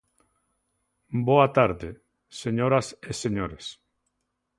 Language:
Galician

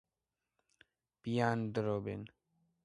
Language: Georgian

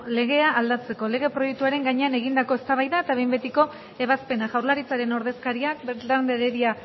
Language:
Basque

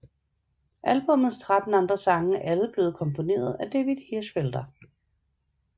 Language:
Danish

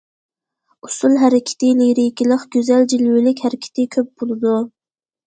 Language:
Uyghur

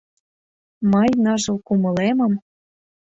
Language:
Mari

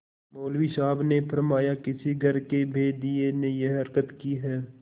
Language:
Hindi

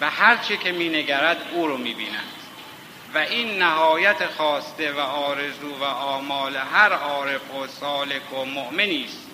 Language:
Persian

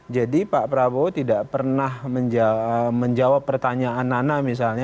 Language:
Indonesian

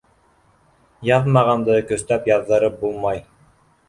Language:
Bashkir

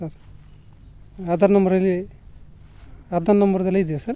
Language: Odia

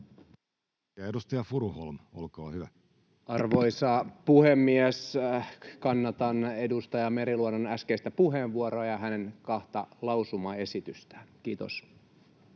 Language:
Finnish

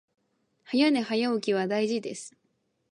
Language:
Japanese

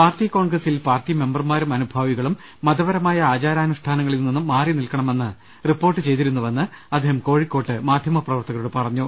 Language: Malayalam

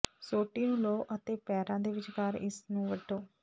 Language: Punjabi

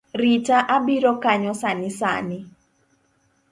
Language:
Luo (Kenya and Tanzania)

